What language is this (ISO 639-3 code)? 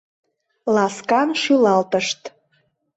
chm